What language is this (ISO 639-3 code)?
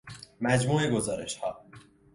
fas